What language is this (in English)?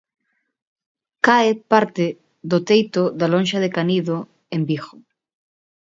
Galician